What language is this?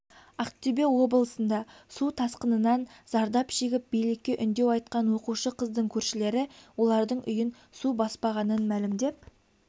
Kazakh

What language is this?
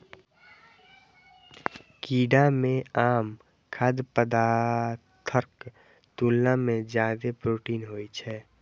Maithili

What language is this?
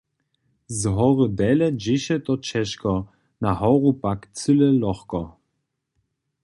Upper Sorbian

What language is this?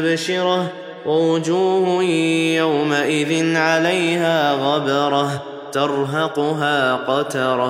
Arabic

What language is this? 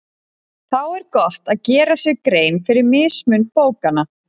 Icelandic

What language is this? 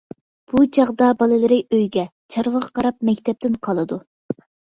Uyghur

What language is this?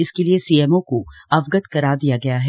Hindi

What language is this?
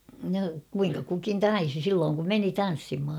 Finnish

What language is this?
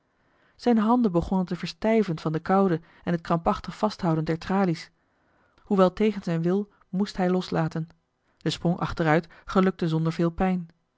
Dutch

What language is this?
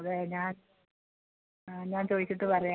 Malayalam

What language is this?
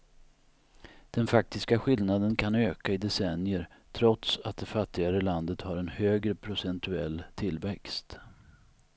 Swedish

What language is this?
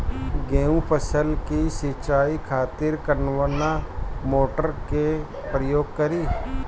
Bhojpuri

